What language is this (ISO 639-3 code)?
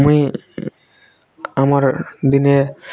ori